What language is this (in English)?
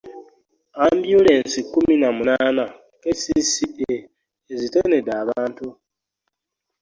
Ganda